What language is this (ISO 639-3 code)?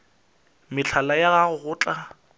nso